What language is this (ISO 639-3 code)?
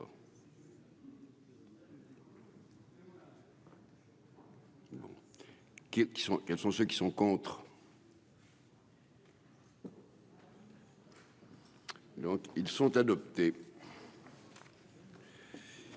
fra